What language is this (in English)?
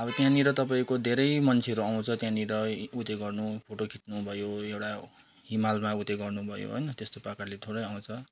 Nepali